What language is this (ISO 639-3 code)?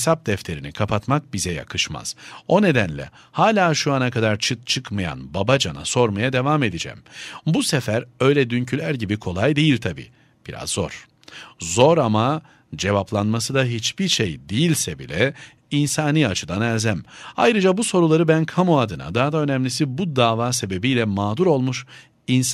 tur